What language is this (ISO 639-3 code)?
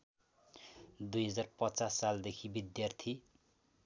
nep